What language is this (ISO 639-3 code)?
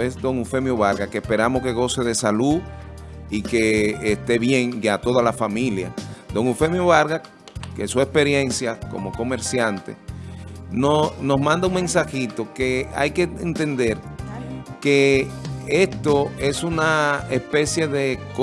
spa